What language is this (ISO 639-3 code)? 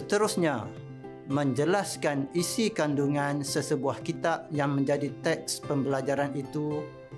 msa